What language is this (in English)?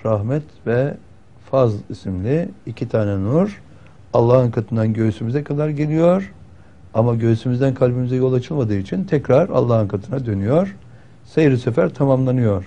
Turkish